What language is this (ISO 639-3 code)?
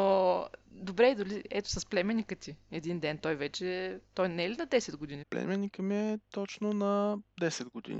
bul